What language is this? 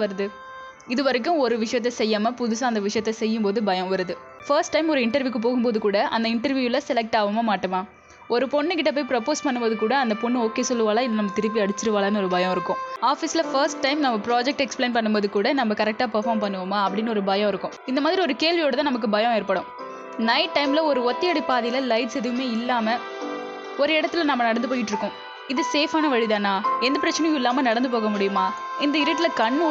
Tamil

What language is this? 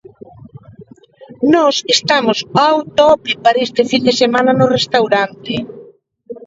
Galician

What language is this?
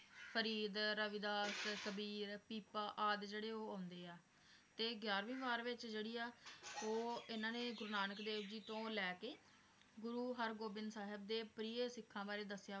Punjabi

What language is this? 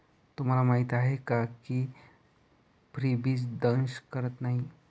Marathi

